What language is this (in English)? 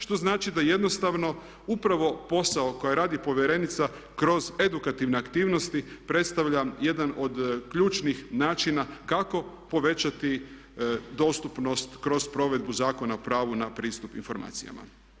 Croatian